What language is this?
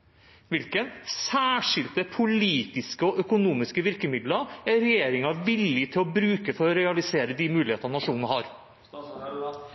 Norwegian Bokmål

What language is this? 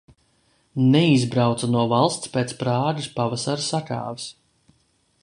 Latvian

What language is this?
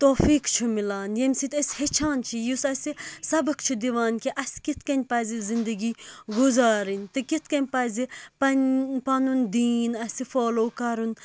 Kashmiri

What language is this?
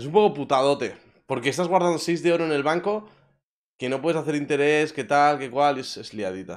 Spanish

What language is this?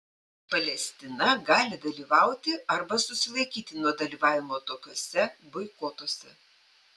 Lithuanian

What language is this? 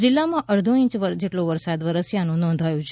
Gujarati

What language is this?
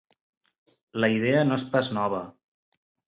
Catalan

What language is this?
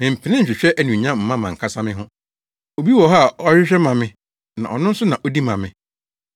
Akan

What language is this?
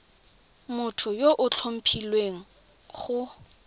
Tswana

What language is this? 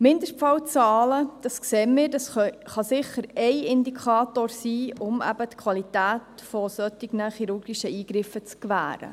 Swiss German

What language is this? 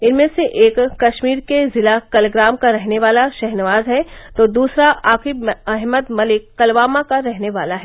Hindi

